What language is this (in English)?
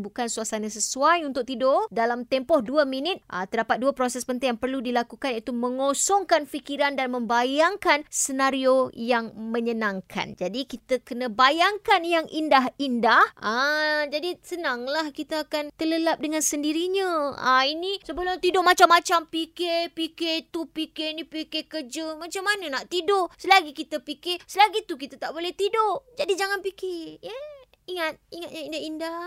Malay